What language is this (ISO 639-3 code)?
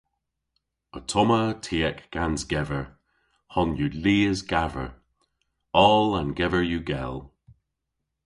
cor